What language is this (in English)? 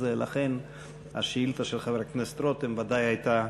Hebrew